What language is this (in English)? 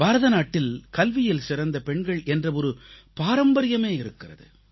Tamil